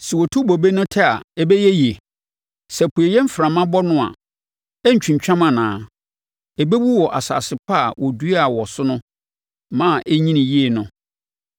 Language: Akan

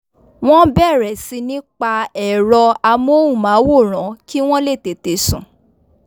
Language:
Yoruba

